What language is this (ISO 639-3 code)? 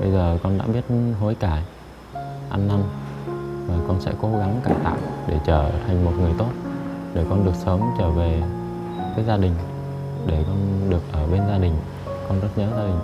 vie